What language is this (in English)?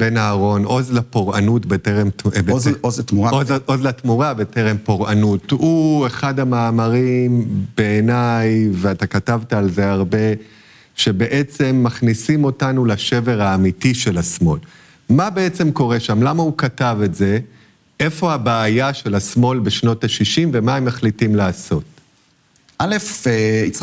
Hebrew